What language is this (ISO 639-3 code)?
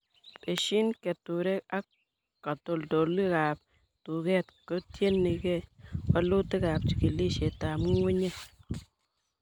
kln